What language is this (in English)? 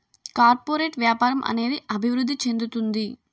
Telugu